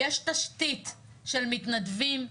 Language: Hebrew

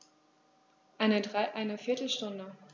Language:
German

